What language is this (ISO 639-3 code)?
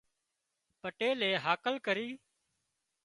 kxp